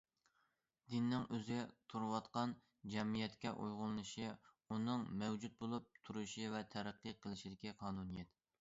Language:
Uyghur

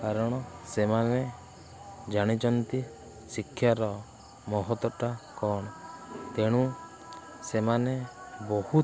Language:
Odia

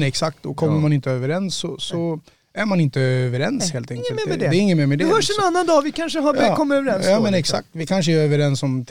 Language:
Swedish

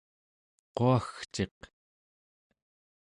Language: Central Yupik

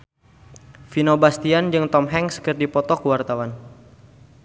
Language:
Sundanese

